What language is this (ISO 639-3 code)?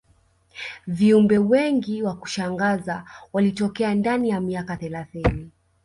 swa